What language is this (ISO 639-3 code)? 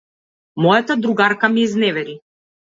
mkd